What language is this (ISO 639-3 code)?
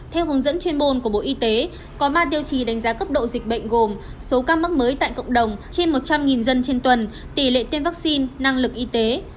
vie